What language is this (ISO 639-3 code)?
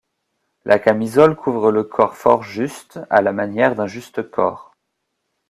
fra